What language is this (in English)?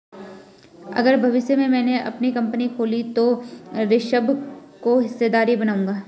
Hindi